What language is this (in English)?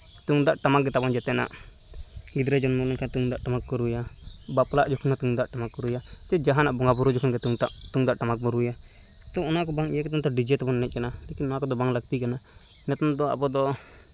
Santali